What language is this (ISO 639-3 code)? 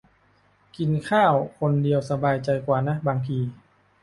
tha